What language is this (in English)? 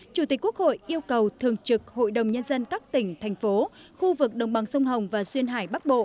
Vietnamese